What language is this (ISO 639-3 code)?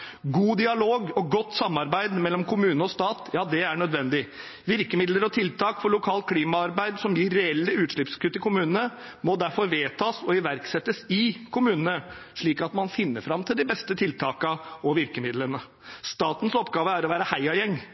nob